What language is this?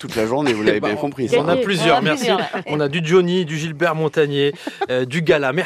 French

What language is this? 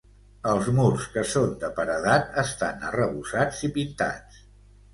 Catalan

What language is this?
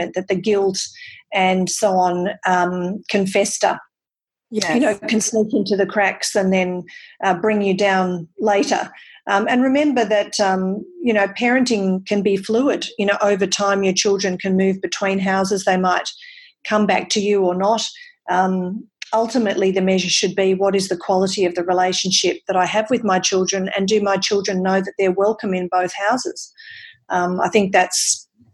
English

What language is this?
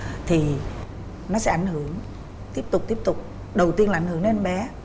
Vietnamese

